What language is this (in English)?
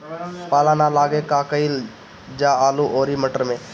Bhojpuri